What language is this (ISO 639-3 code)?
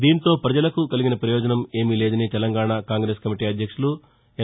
tel